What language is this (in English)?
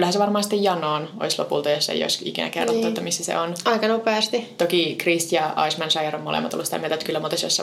Finnish